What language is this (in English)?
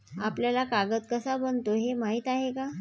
Marathi